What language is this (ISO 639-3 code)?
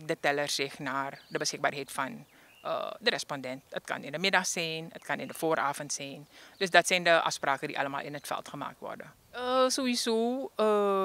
nld